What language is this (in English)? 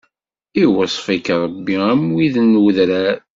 Kabyle